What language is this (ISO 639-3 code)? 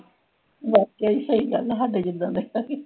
pan